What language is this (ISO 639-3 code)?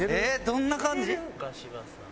jpn